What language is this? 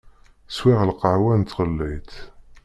Kabyle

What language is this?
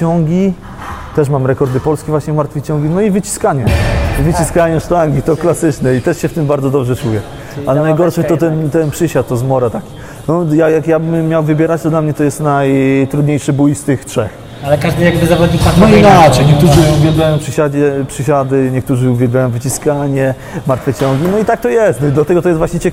Polish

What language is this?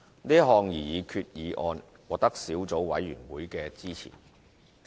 Cantonese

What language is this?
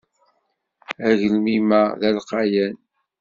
Kabyle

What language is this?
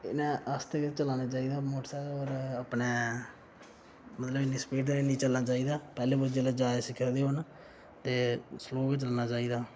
Dogri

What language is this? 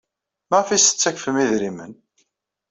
Kabyle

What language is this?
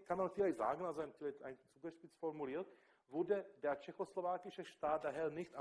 German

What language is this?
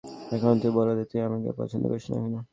Bangla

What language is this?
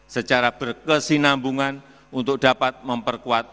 Indonesian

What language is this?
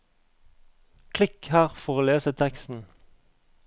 Norwegian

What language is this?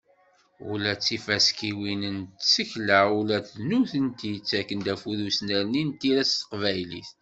Kabyle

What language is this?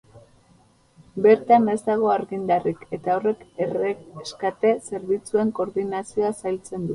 Basque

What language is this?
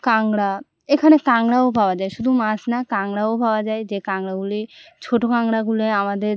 Bangla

